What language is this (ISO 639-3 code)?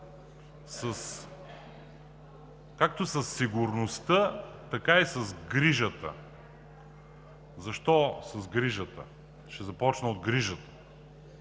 bul